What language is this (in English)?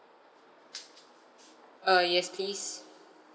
English